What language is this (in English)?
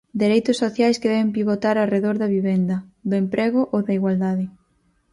Galician